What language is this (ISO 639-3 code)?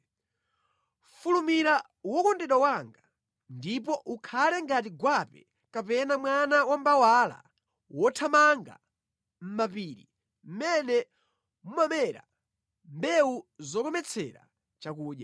nya